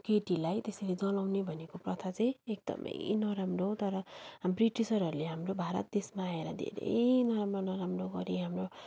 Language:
Nepali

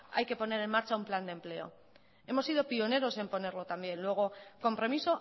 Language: Spanish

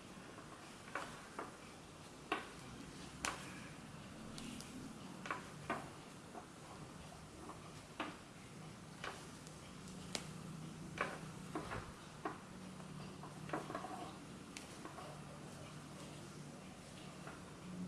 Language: Dutch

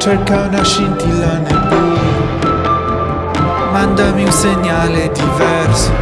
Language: Italian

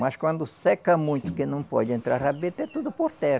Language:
Portuguese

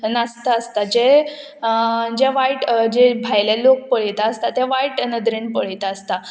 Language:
Konkani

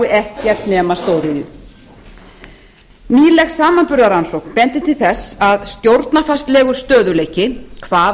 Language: Icelandic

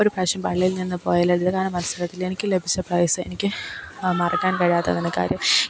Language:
Malayalam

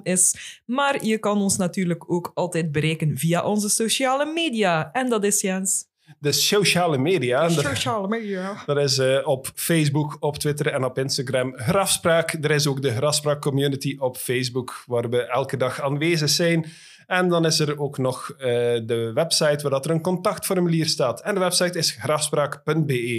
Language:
Dutch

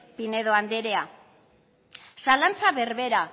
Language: Basque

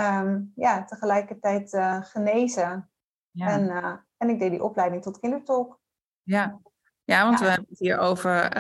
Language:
Dutch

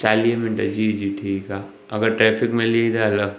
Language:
Sindhi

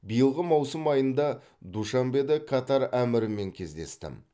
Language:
Kazakh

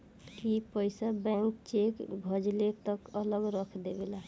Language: Bhojpuri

